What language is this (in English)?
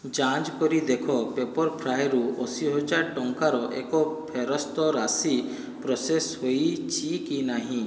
Odia